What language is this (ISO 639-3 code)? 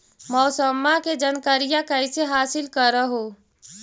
mag